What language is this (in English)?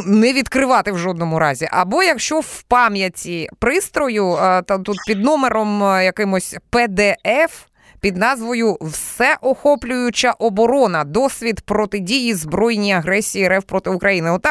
Ukrainian